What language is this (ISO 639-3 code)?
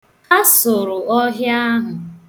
ibo